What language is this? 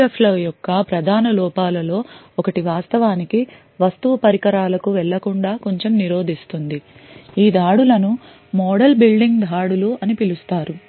Telugu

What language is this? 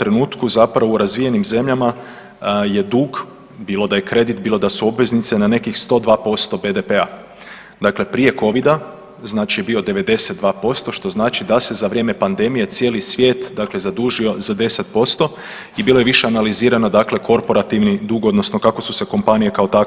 Croatian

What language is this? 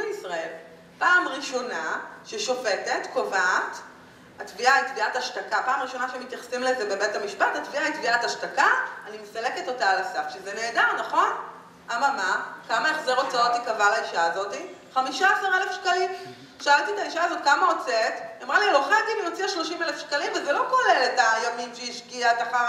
Hebrew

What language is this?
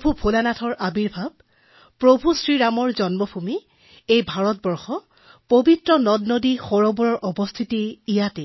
Assamese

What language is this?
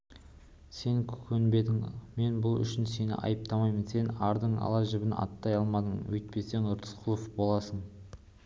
Kazakh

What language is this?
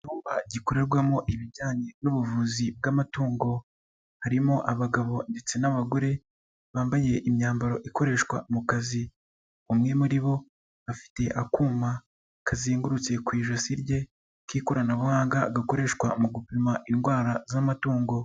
Kinyarwanda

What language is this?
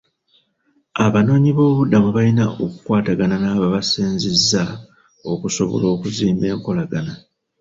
Ganda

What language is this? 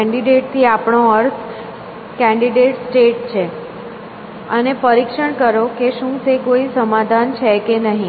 Gujarati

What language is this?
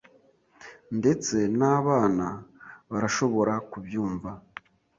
Kinyarwanda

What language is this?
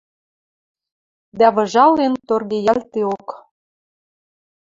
Western Mari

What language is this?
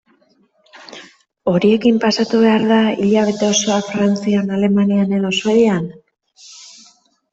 Basque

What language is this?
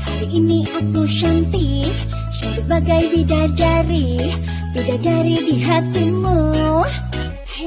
Indonesian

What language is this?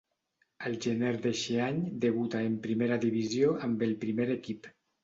Catalan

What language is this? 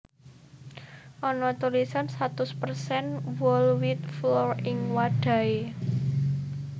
Javanese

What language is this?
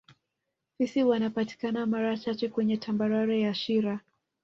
Swahili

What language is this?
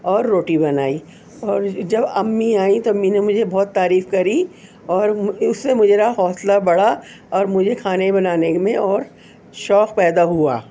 Urdu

